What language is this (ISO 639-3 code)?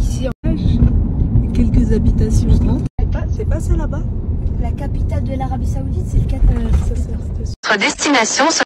fra